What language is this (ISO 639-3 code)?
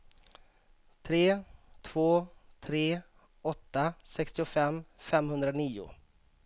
swe